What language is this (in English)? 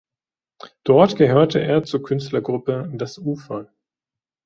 German